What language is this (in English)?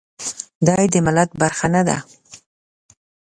Pashto